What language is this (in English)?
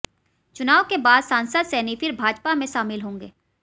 Hindi